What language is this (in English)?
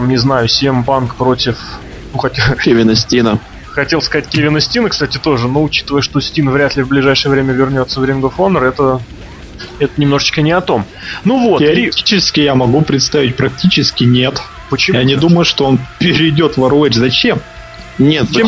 Russian